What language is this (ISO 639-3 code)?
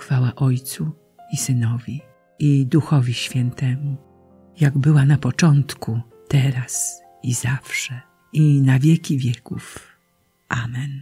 pol